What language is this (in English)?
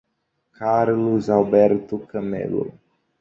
Portuguese